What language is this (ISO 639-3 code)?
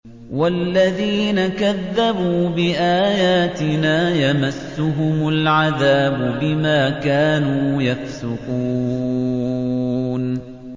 ara